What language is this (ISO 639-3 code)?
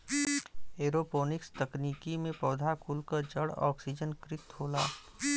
bho